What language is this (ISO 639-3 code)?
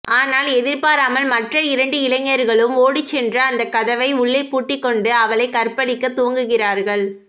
tam